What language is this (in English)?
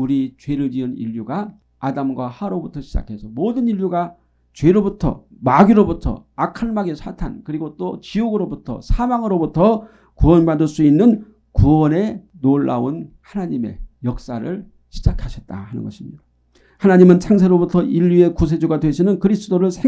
Korean